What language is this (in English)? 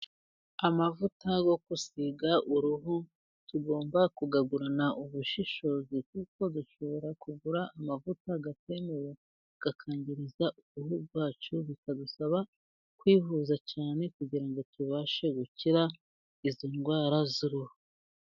Kinyarwanda